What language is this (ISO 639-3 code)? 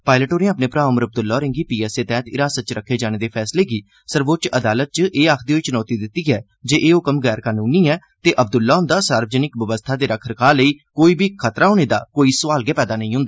doi